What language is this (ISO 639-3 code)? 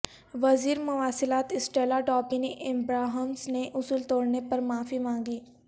urd